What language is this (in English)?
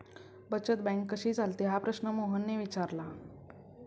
Marathi